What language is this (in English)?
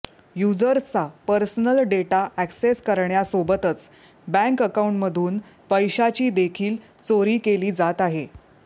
Marathi